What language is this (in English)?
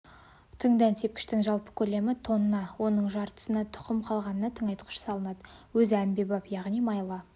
Kazakh